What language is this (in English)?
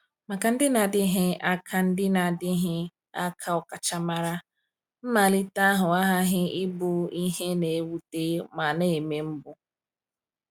Igbo